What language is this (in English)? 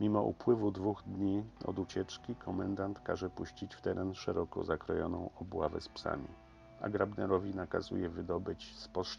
Polish